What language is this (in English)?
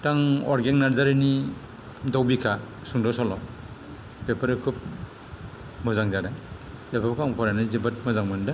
Bodo